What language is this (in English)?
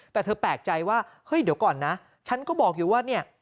Thai